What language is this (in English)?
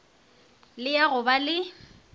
Northern Sotho